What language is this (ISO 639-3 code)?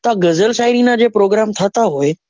guj